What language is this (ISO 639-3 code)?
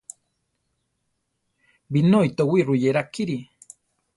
tar